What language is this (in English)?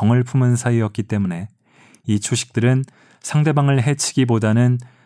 Korean